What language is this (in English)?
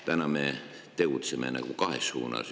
Estonian